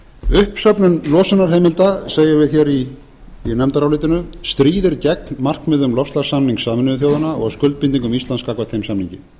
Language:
Icelandic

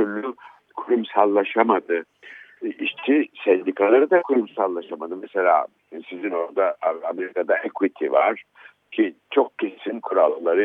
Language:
Turkish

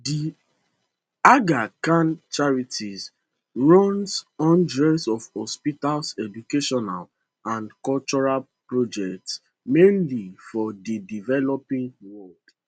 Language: Nigerian Pidgin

